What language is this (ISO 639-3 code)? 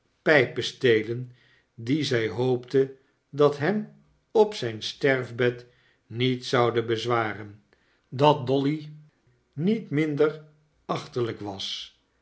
nld